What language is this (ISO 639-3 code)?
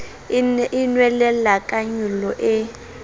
sot